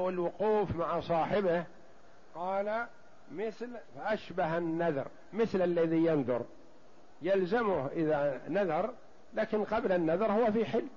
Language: Arabic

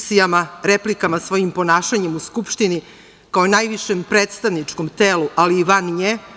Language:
Serbian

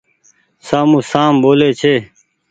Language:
Goaria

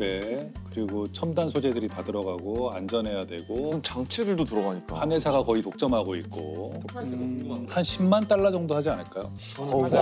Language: Korean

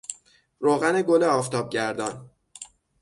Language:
Persian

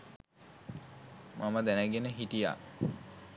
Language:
Sinhala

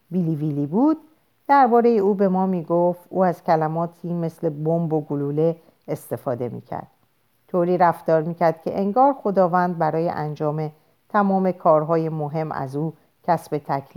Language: Persian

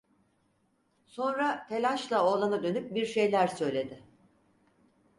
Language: Turkish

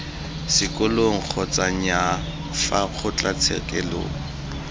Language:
Tswana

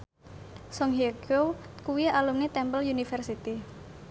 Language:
Javanese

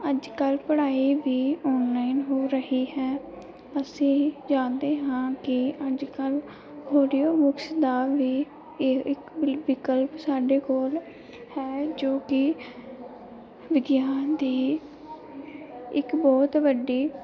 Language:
Punjabi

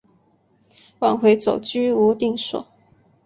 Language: Chinese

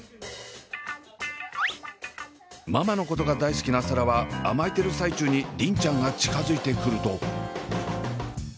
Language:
Japanese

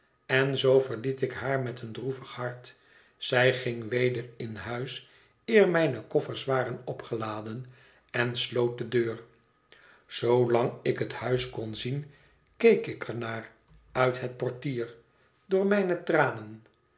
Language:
Dutch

